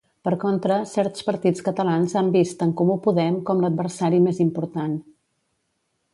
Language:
Catalan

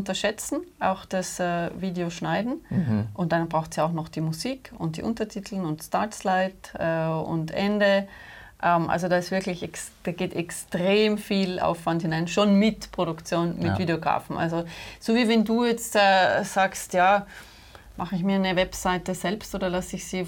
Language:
German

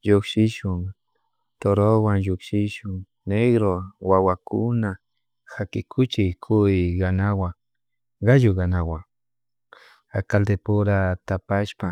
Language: Chimborazo Highland Quichua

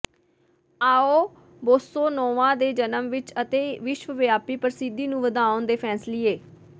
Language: Punjabi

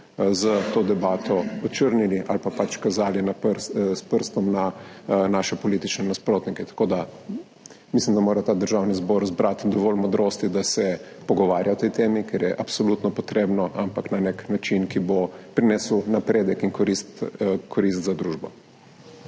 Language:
Slovenian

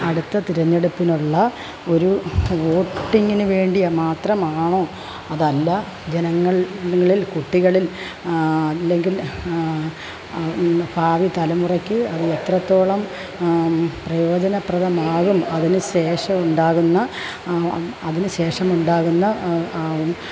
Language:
Malayalam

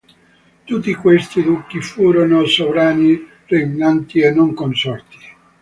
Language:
Italian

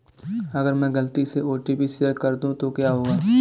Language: Hindi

